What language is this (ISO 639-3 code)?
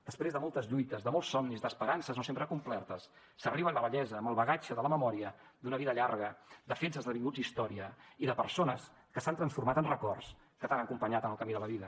cat